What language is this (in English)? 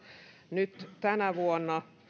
Finnish